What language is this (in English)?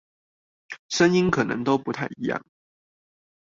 Chinese